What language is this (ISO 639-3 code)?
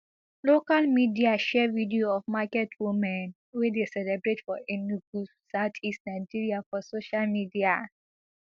pcm